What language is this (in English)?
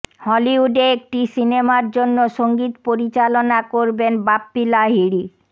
Bangla